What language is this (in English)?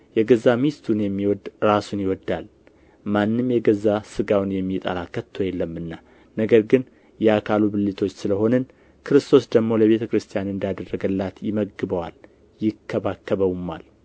Amharic